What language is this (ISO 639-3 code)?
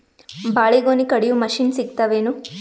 kan